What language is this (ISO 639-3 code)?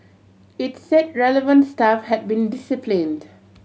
eng